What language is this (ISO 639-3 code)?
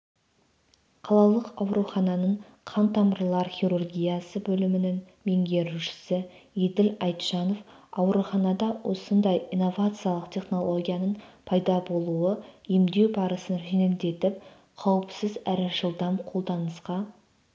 kaz